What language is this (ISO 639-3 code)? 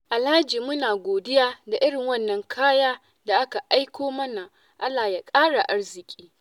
hau